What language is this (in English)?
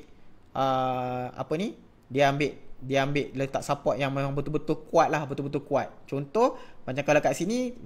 Malay